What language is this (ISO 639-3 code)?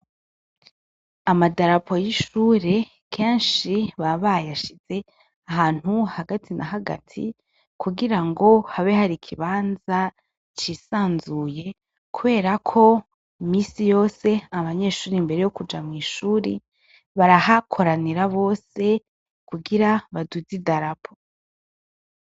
run